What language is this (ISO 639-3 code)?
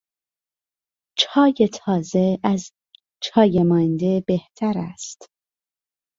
fas